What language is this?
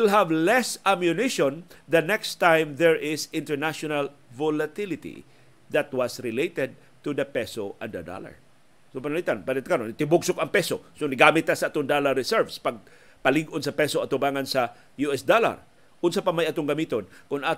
Filipino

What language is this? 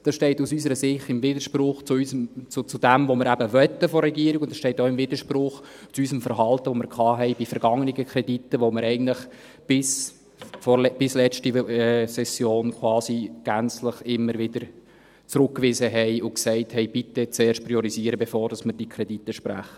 Swiss German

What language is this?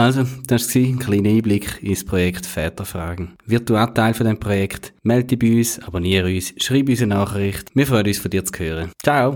German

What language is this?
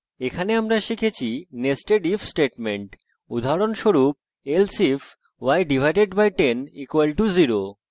Bangla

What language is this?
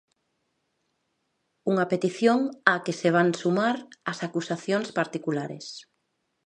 Galician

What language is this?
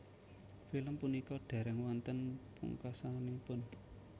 Javanese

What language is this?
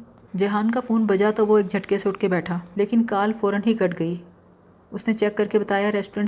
Urdu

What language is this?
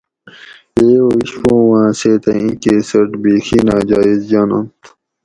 Gawri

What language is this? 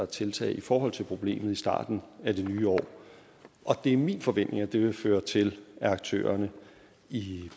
Danish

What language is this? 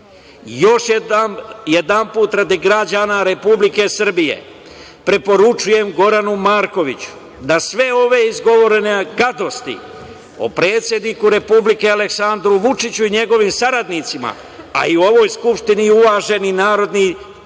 Serbian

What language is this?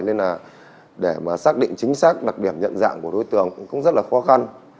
Vietnamese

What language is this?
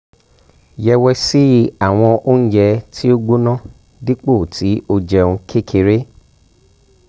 Yoruba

